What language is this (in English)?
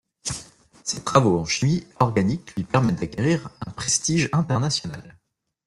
French